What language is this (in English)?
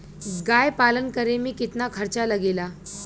Bhojpuri